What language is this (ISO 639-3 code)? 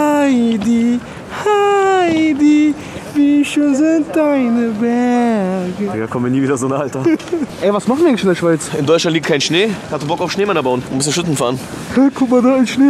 deu